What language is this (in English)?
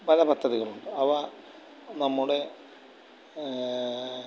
Malayalam